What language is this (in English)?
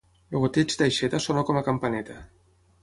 Catalan